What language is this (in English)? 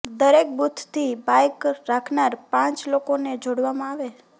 Gujarati